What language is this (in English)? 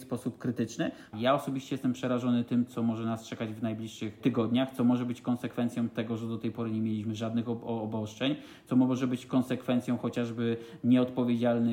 Polish